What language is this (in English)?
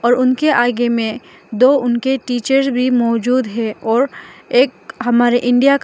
Hindi